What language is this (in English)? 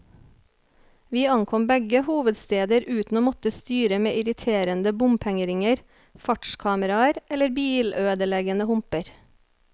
Norwegian